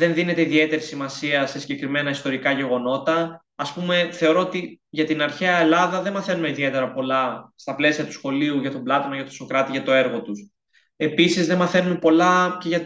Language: Greek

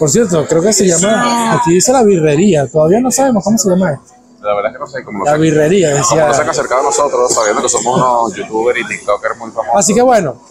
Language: Spanish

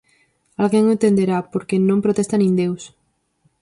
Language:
Galician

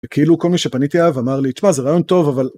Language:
Hebrew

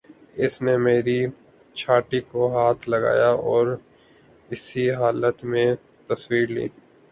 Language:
Urdu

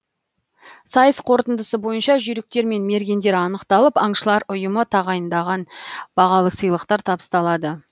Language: Kazakh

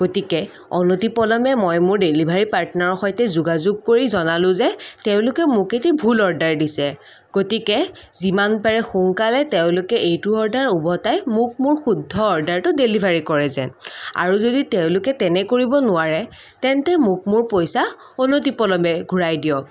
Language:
Assamese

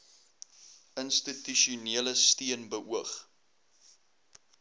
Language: Afrikaans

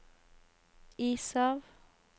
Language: Norwegian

